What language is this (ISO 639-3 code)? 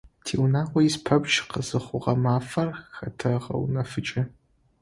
ady